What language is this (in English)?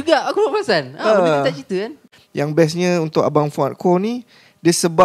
Malay